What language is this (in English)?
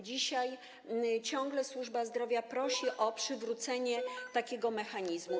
Polish